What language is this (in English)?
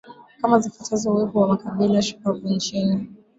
Swahili